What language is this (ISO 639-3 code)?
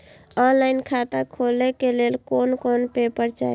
mai